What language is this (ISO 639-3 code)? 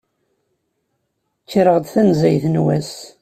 kab